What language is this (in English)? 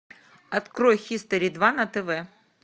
Russian